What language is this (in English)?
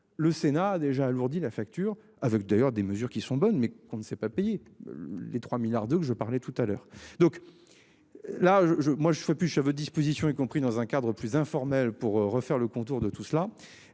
French